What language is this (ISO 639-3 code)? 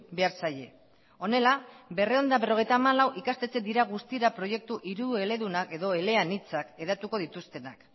eus